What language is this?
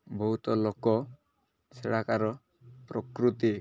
Odia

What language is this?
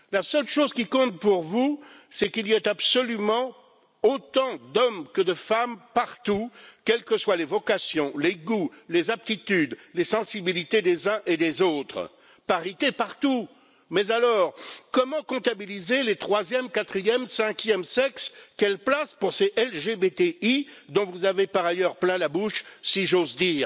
French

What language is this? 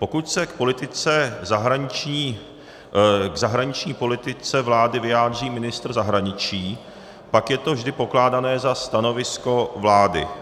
Czech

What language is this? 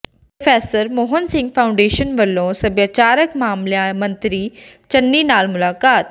Punjabi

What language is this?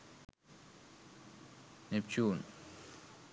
Sinhala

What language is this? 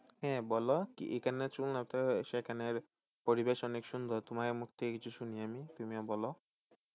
Bangla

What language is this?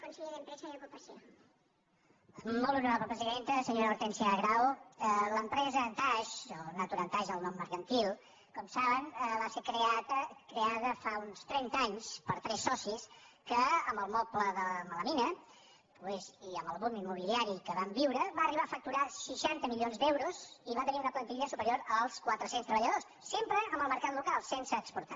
Catalan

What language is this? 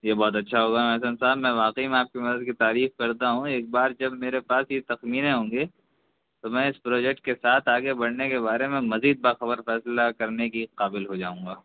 Urdu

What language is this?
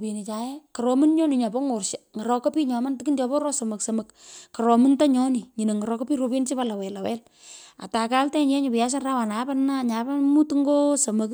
Pökoot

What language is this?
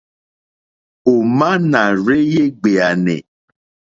Mokpwe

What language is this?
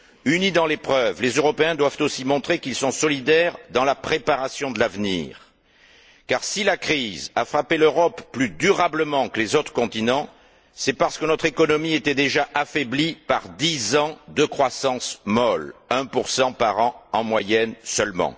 French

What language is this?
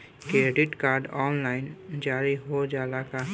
Bhojpuri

